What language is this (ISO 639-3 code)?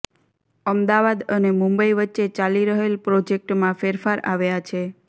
guj